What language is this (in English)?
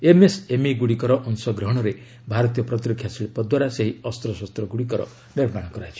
Odia